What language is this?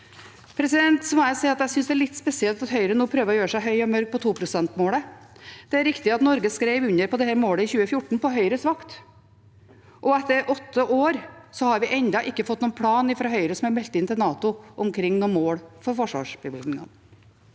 Norwegian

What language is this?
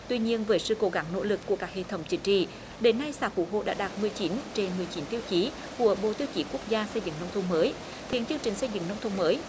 Vietnamese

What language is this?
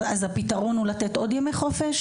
Hebrew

